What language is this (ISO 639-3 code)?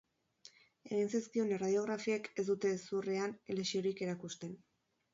eus